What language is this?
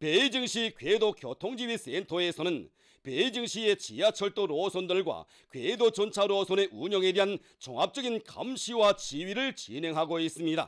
Korean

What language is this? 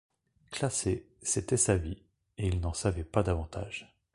French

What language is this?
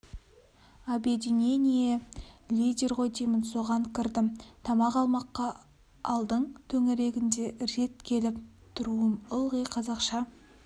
Kazakh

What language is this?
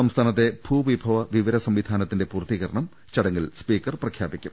Malayalam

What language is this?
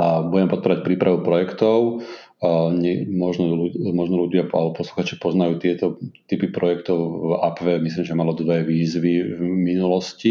Slovak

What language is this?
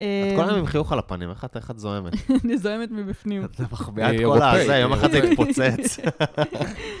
Hebrew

